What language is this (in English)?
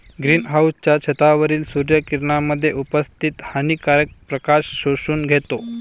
Marathi